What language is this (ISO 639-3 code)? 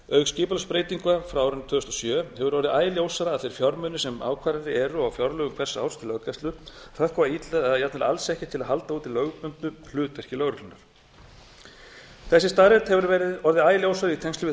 isl